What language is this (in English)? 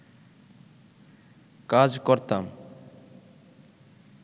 Bangla